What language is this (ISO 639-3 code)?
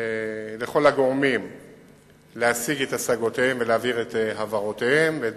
heb